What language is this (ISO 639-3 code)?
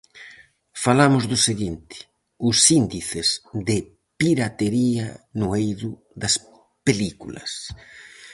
glg